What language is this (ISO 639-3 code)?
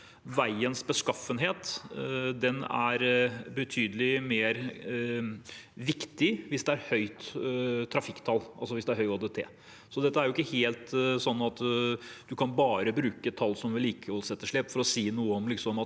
nor